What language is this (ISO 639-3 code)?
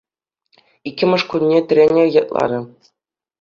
chv